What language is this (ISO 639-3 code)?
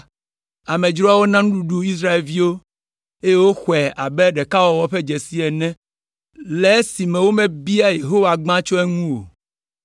ewe